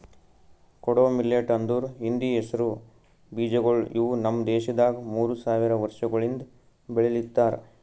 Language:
Kannada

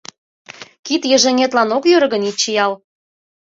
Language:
Mari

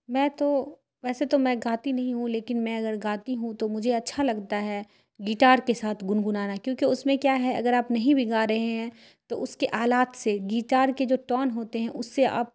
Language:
Urdu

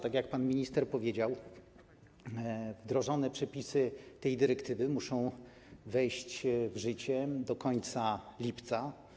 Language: Polish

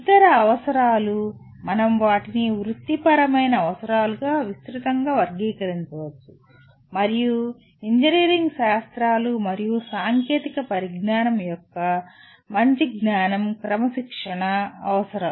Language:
Telugu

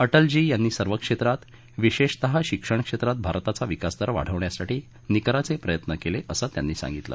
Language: Marathi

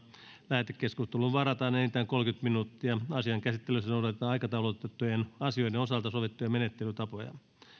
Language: Finnish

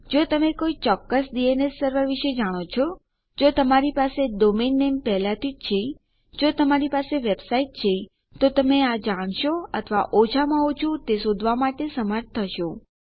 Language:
Gujarati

